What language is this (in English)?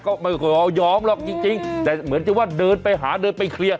Thai